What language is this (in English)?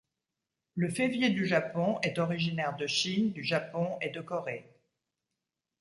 French